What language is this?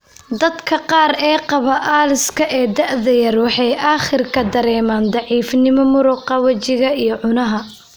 Somali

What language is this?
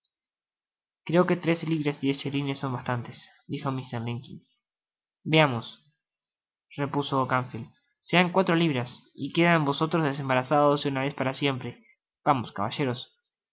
Spanish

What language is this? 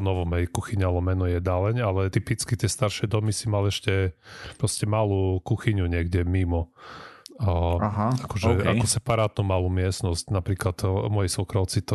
Slovak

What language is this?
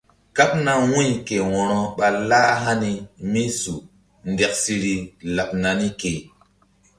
Mbum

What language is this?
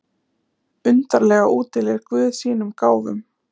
Icelandic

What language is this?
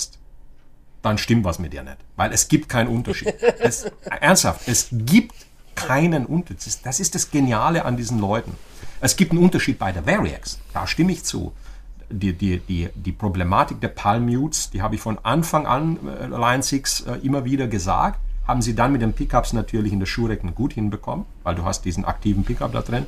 German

